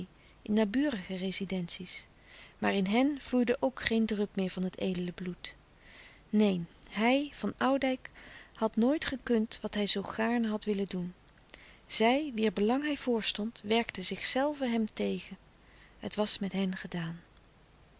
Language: Dutch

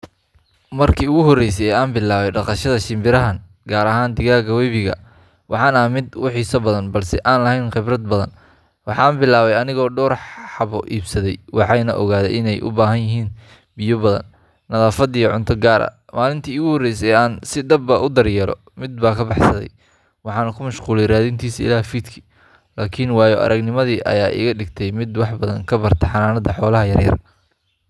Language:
Somali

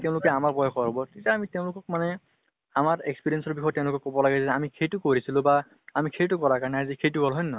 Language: Assamese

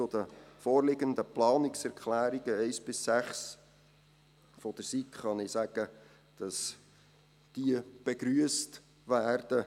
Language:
Swiss German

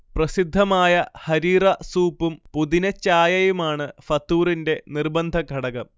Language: Malayalam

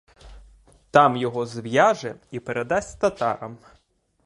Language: Ukrainian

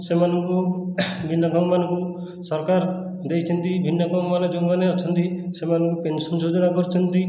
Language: Odia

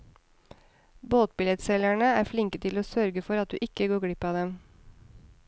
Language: Norwegian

